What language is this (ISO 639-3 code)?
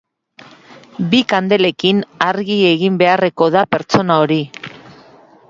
eus